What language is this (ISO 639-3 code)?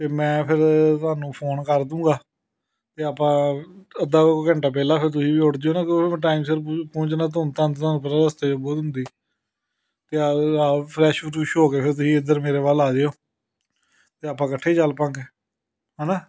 pan